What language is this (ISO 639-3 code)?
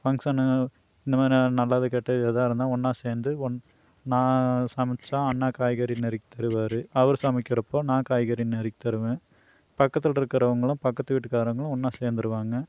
tam